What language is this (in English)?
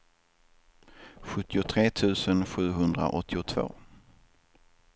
Swedish